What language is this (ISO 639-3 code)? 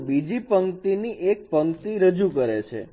guj